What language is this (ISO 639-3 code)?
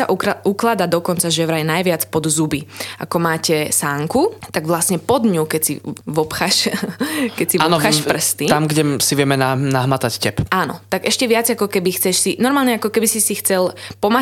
slk